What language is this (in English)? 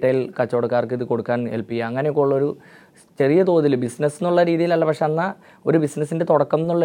Malayalam